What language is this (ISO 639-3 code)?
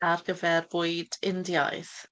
cym